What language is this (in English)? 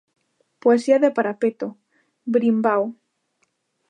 Galician